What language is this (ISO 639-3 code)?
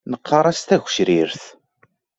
kab